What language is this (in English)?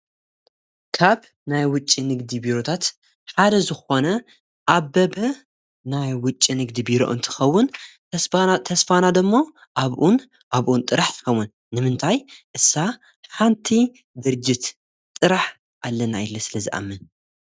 Tigrinya